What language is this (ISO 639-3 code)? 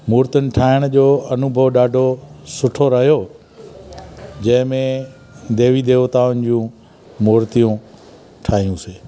snd